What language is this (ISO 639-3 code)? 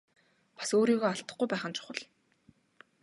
mon